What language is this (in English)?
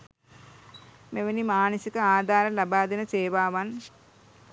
Sinhala